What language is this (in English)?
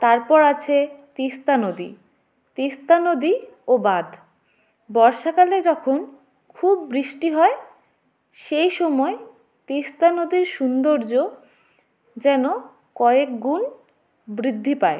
Bangla